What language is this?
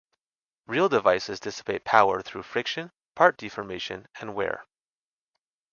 English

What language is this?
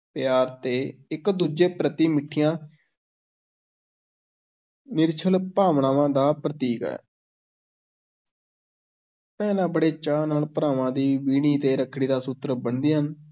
Punjabi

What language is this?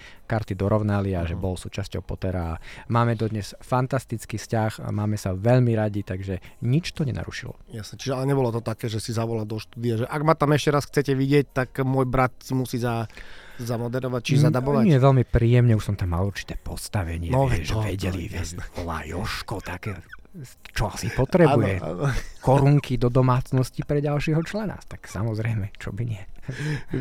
Slovak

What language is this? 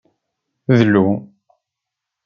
Kabyle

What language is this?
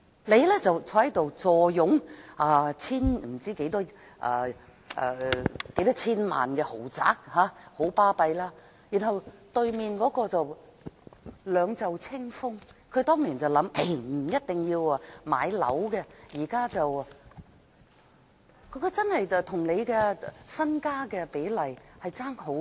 Cantonese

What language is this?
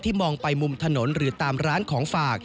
Thai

